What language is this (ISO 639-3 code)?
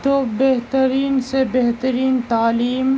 urd